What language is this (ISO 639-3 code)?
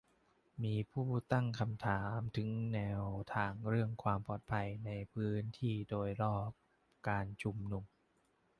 tha